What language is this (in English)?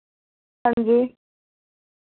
Dogri